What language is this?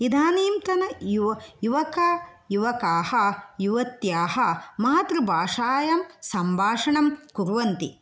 Sanskrit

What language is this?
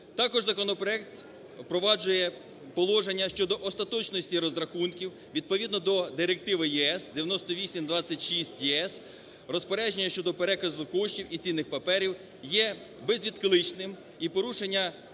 Ukrainian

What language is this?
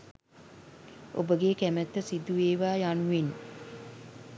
Sinhala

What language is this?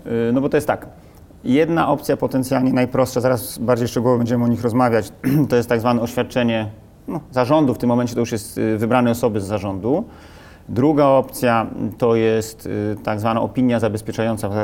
Polish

